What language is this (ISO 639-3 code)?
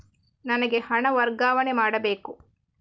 kan